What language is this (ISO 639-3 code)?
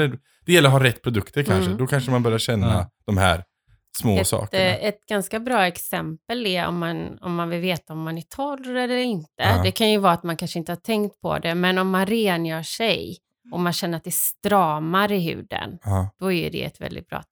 swe